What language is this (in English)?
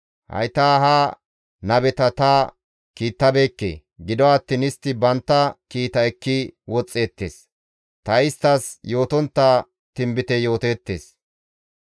Gamo